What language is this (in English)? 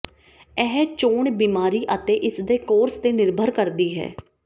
Punjabi